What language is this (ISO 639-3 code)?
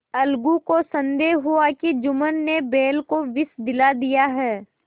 hin